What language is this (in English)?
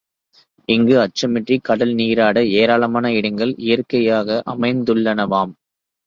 Tamil